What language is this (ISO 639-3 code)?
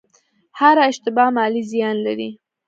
pus